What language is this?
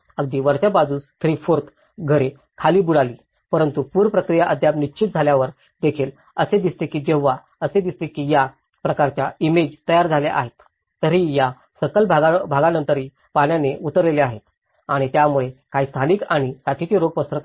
Marathi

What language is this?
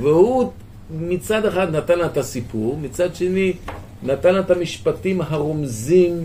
Hebrew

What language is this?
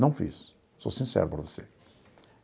Portuguese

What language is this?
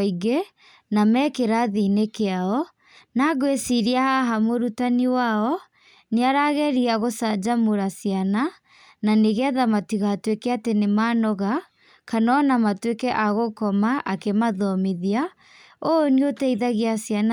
Kikuyu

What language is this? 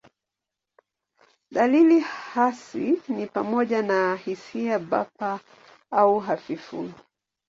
Swahili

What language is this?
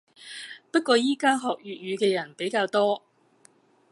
Cantonese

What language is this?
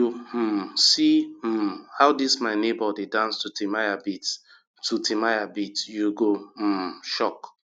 Nigerian Pidgin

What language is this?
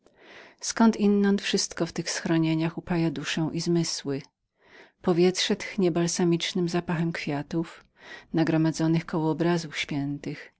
Polish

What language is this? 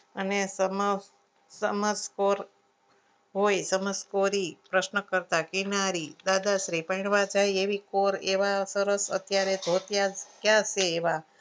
Gujarati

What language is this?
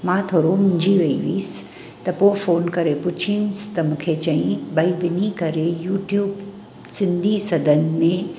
Sindhi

